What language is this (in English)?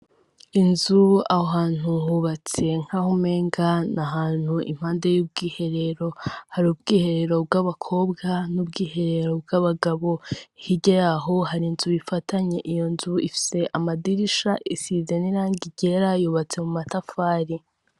Rundi